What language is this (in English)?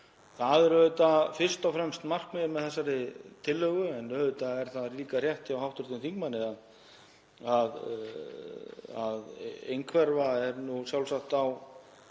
Icelandic